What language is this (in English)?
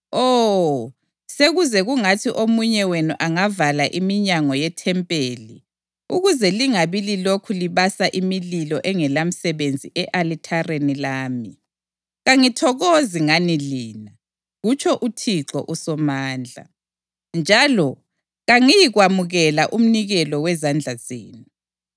North Ndebele